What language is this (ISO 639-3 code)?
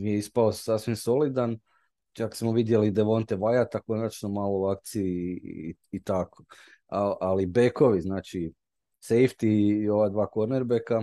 hrv